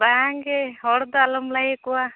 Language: Santali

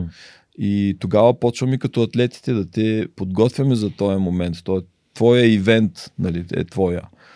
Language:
Bulgarian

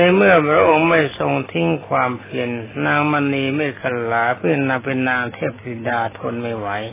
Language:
Thai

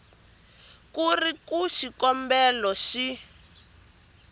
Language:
Tsonga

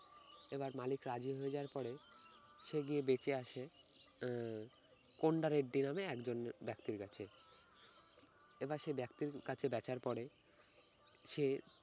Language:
Bangla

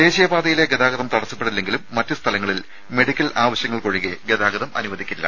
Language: Malayalam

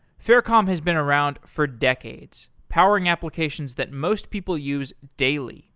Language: English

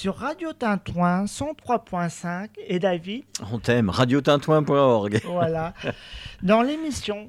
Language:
French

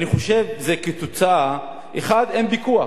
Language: Hebrew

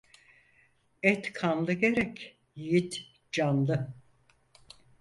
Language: Turkish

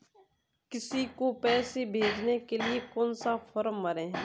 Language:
Hindi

